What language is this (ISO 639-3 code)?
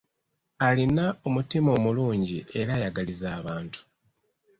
lug